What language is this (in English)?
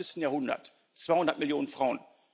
German